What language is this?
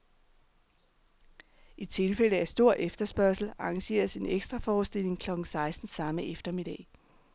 Danish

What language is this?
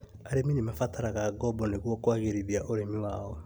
Kikuyu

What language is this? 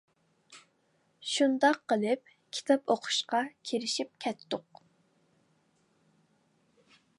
Uyghur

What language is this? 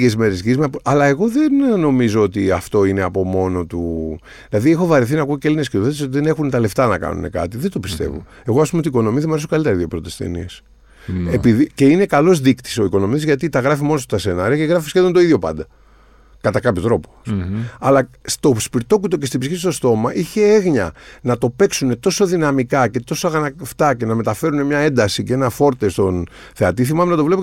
Greek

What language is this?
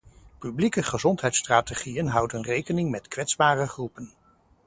Dutch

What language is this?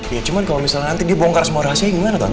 Indonesian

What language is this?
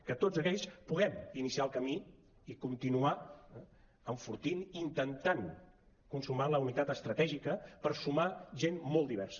Catalan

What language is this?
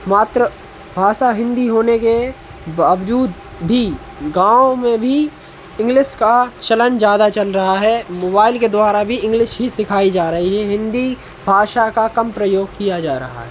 Hindi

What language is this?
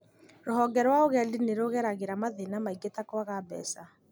Kikuyu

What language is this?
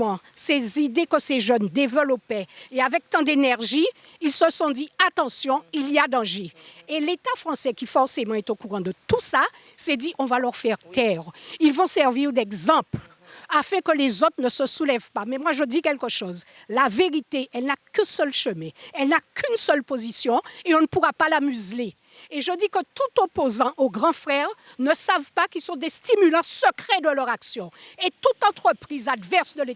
French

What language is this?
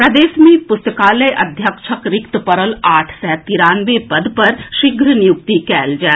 Maithili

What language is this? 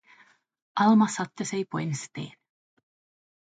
Swedish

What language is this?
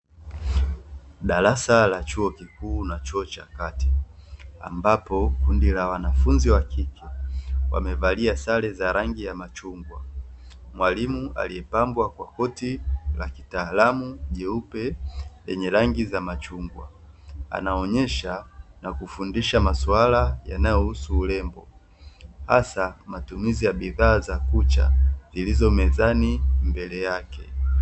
Swahili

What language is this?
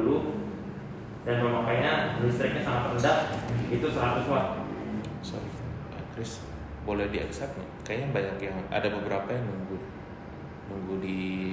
Indonesian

